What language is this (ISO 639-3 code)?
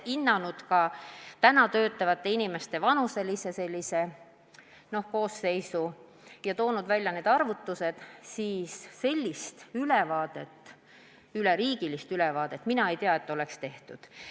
est